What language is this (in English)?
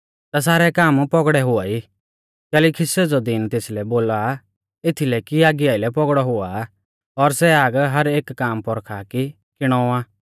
Mahasu Pahari